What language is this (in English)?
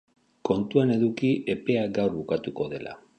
Basque